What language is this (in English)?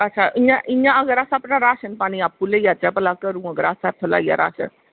Dogri